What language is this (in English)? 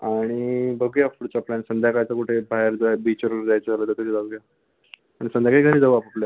Marathi